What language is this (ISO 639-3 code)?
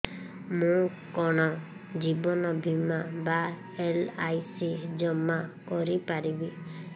ori